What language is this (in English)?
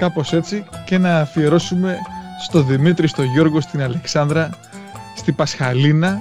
Greek